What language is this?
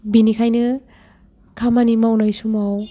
Bodo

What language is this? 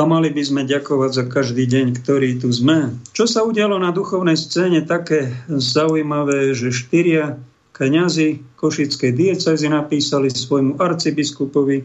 Slovak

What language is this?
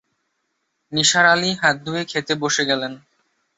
Bangla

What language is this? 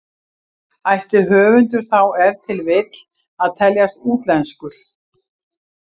Icelandic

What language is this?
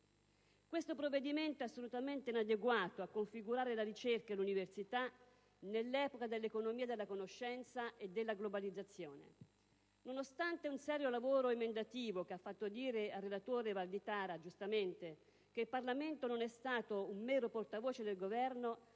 Italian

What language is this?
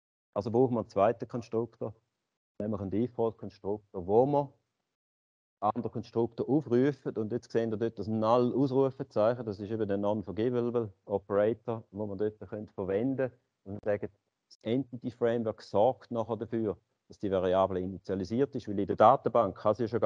German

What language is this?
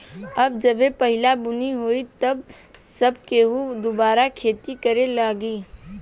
Bhojpuri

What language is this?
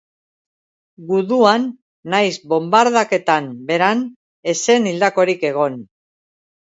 Basque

